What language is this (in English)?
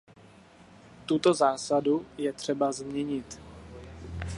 Czech